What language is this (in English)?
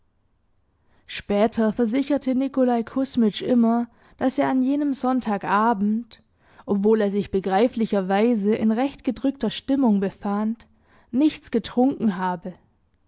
German